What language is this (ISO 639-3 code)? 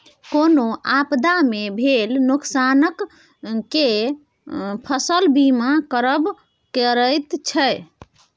mai